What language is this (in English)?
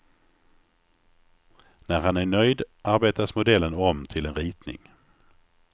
Swedish